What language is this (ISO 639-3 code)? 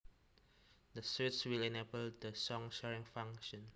jav